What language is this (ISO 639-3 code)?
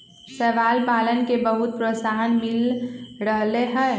mag